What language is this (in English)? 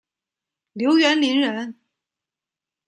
Chinese